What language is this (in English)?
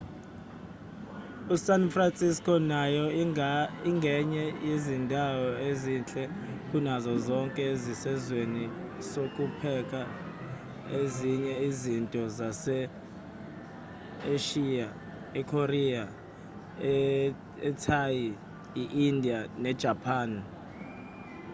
Zulu